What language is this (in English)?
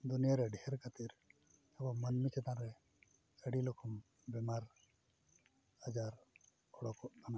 Santali